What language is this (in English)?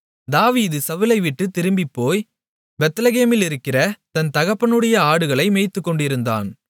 Tamil